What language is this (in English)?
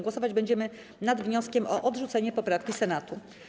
Polish